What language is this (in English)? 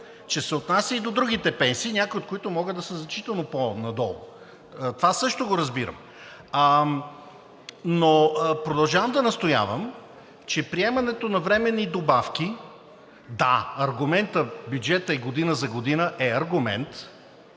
Bulgarian